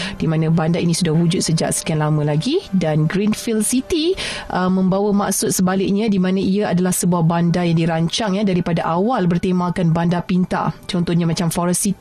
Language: Malay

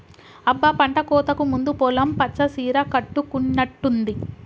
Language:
Telugu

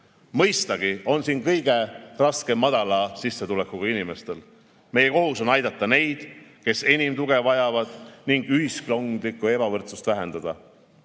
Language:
Estonian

